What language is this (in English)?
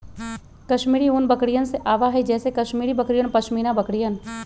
Magahi